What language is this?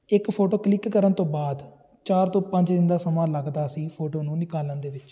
Punjabi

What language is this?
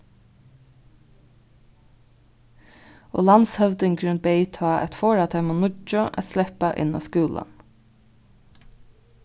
Faroese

